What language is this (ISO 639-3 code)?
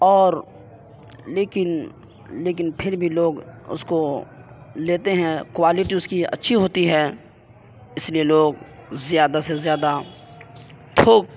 urd